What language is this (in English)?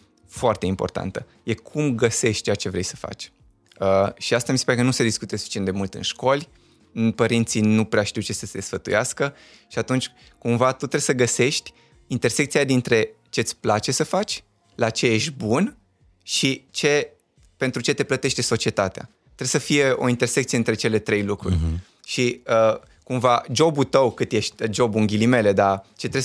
Romanian